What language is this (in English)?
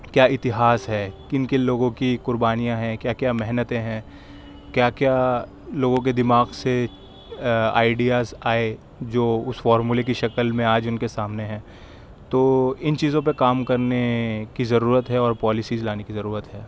Urdu